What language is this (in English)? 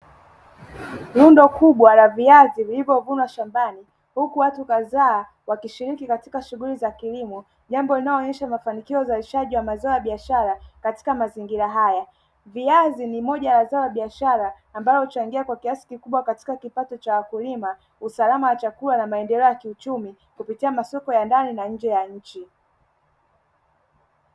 Swahili